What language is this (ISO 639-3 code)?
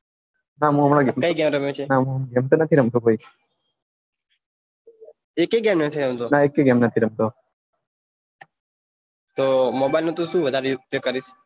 guj